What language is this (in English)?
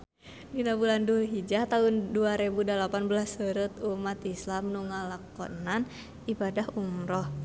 Sundanese